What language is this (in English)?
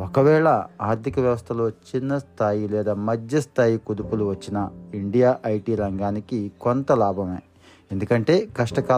Telugu